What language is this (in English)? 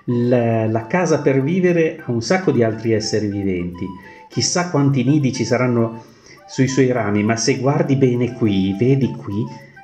Italian